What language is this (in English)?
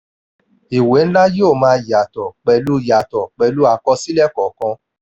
Yoruba